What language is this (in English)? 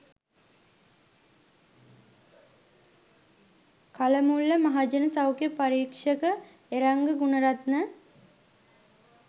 Sinhala